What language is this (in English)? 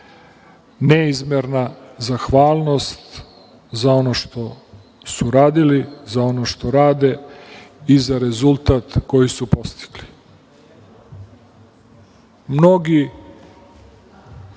Serbian